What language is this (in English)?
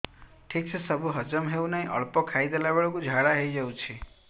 Odia